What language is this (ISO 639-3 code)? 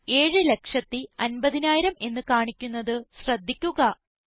mal